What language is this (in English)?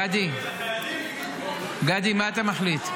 Hebrew